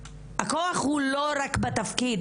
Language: Hebrew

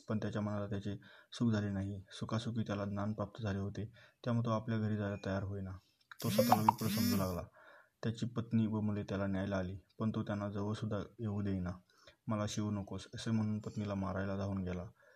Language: Marathi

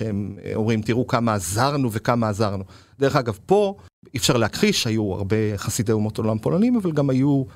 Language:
Hebrew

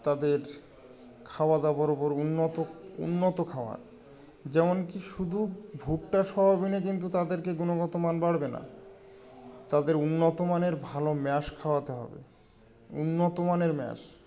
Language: Bangla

